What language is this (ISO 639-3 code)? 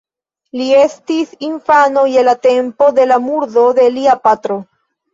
epo